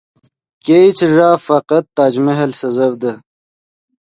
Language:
Yidgha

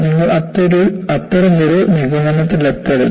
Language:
Malayalam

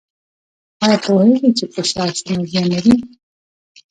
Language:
Pashto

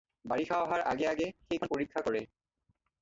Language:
Assamese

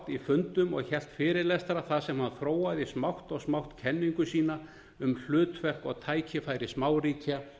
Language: Icelandic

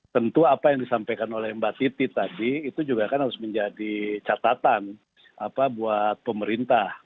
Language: Indonesian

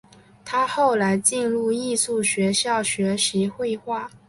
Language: Chinese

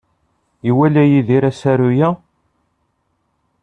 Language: Kabyle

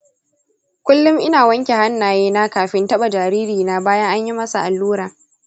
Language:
Hausa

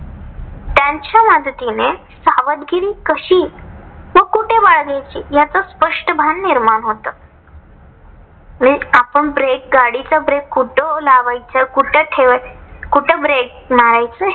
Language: Marathi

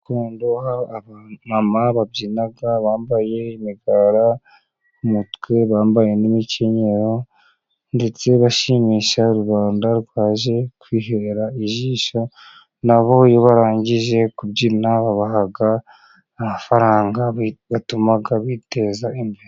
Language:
Kinyarwanda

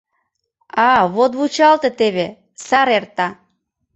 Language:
Mari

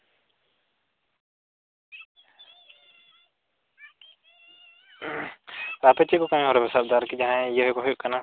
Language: Santali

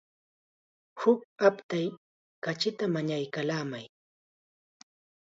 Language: Chiquián Ancash Quechua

